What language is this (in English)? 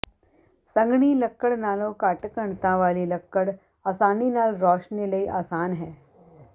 Punjabi